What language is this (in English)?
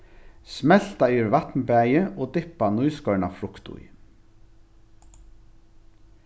Faroese